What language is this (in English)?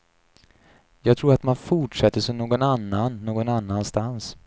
Swedish